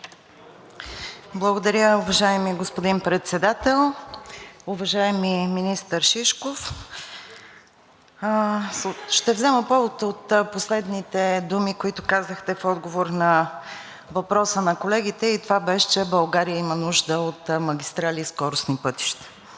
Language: Bulgarian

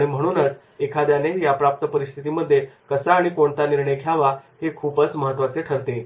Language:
Marathi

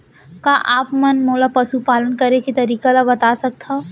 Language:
Chhattisgarhi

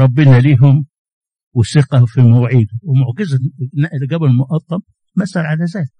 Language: Arabic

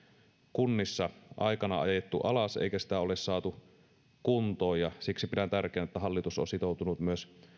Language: Finnish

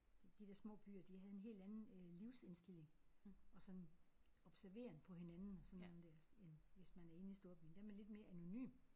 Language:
Danish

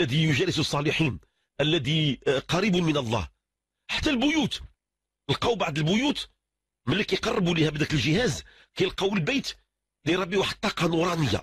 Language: Arabic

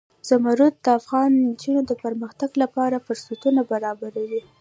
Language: Pashto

